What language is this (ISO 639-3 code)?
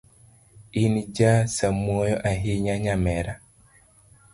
luo